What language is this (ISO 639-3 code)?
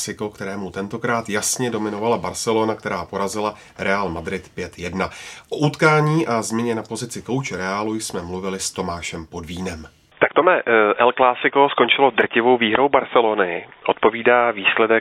ces